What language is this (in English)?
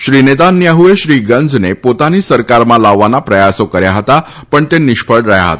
Gujarati